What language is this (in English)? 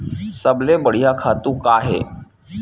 Chhattisgarhi